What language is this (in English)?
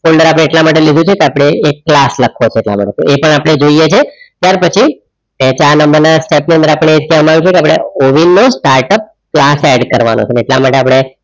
Gujarati